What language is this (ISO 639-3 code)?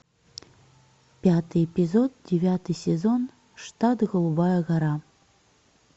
rus